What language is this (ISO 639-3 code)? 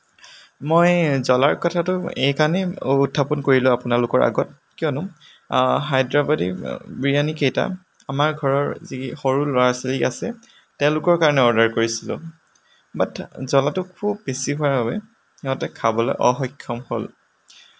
asm